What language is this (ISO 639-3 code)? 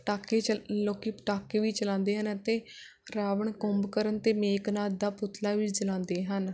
pan